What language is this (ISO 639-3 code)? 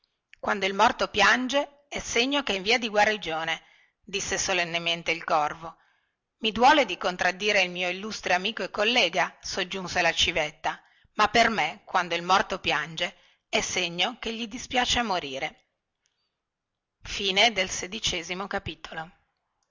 ita